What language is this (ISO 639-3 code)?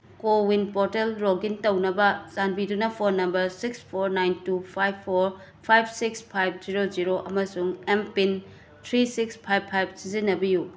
mni